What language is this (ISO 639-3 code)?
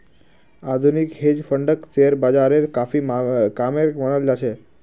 mag